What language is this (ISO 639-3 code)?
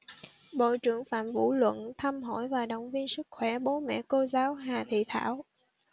vie